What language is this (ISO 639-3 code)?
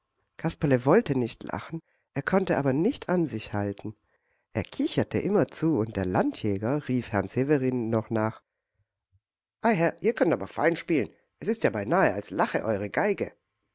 deu